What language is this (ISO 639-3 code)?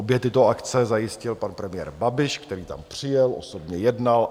ces